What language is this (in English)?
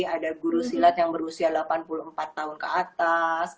Indonesian